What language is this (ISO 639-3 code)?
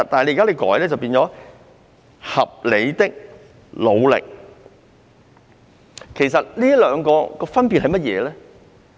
yue